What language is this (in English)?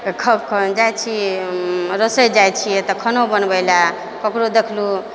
Maithili